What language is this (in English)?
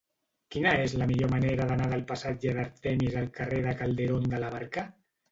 Catalan